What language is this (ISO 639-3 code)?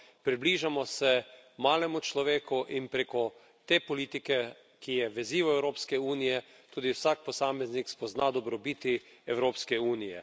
slv